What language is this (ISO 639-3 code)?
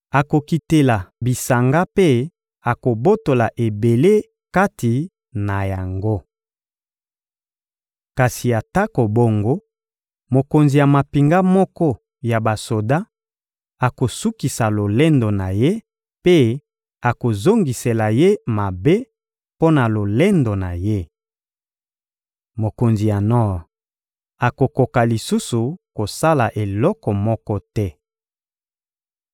lin